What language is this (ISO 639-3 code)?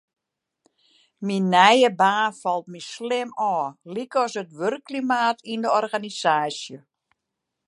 fry